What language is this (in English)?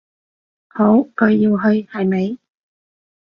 Cantonese